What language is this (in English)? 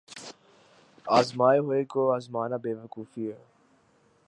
Urdu